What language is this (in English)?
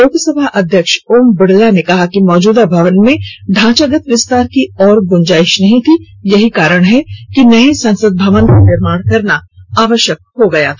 Hindi